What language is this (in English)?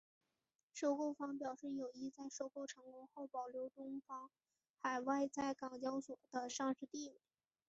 Chinese